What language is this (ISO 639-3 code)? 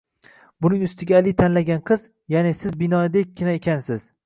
uzb